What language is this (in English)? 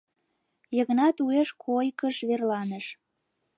Mari